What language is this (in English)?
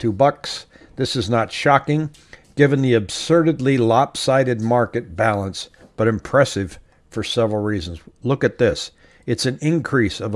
English